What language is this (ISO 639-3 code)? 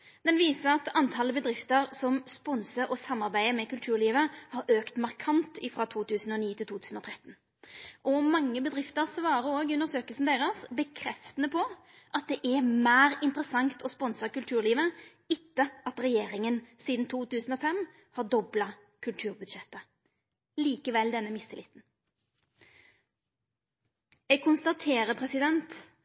nno